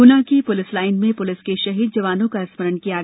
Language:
Hindi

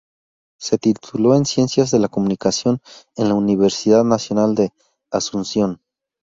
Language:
Spanish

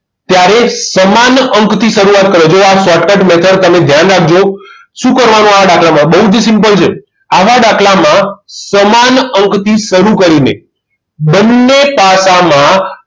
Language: Gujarati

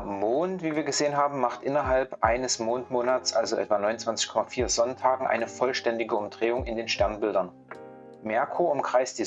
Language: German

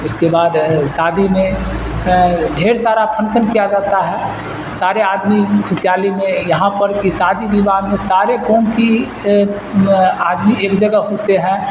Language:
Urdu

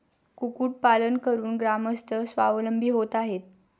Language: Marathi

